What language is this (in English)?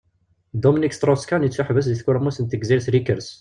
Kabyle